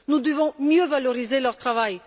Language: French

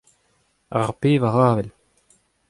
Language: Breton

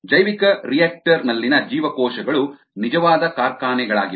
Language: Kannada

